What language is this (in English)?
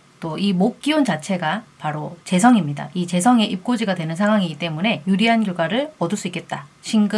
Korean